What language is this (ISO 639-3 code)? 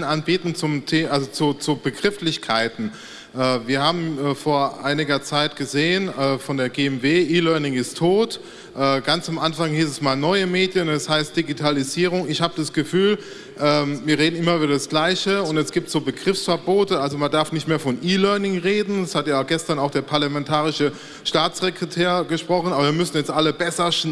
deu